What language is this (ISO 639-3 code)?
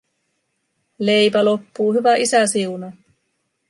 fin